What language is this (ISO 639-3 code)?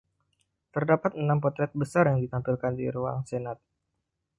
ind